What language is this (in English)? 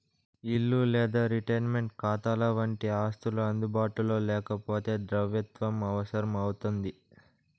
Telugu